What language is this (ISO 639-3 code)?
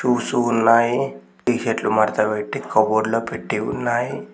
tel